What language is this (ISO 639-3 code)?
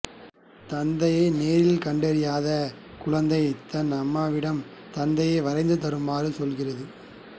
tam